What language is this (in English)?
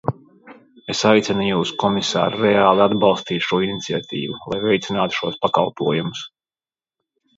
Latvian